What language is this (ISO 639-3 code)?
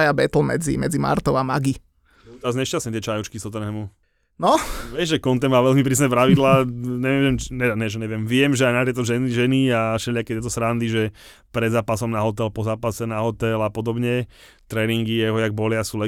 slk